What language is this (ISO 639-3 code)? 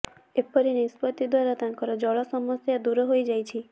ori